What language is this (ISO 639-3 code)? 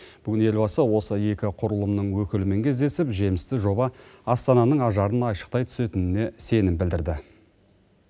kaz